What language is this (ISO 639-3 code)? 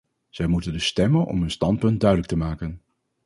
nld